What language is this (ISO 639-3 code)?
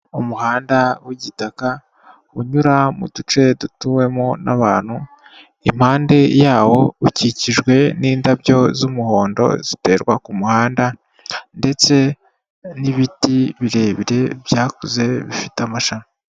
kin